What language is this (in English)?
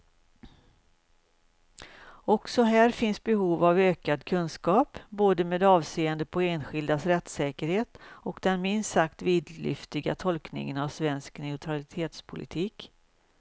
Swedish